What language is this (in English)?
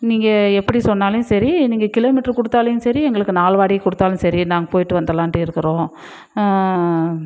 Tamil